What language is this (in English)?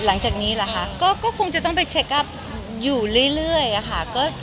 Thai